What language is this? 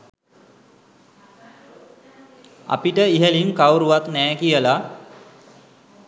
Sinhala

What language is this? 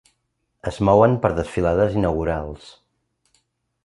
Catalan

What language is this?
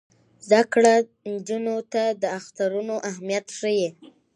Pashto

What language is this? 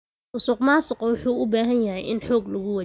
Somali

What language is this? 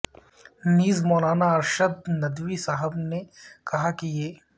Urdu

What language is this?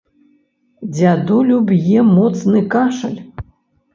Belarusian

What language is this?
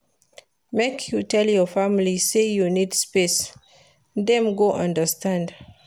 Nigerian Pidgin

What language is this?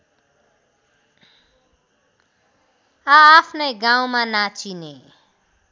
Nepali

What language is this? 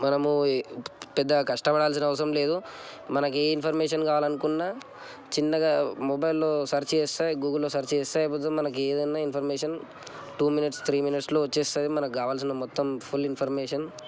Telugu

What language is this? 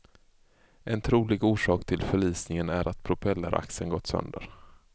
Swedish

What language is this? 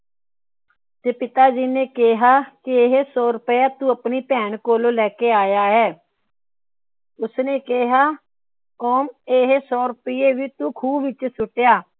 Punjabi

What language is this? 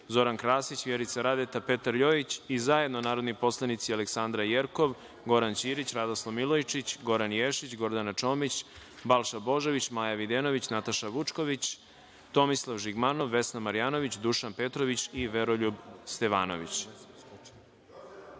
Serbian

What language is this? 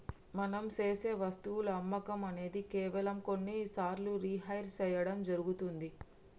Telugu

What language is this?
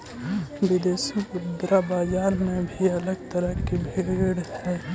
Magahi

